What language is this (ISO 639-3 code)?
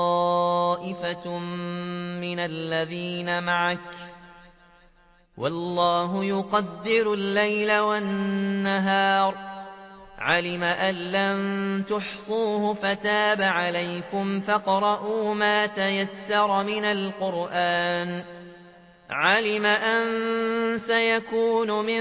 ara